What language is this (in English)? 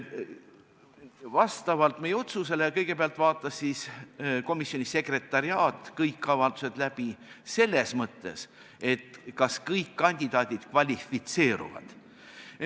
Estonian